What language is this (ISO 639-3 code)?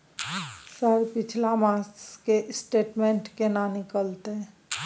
mai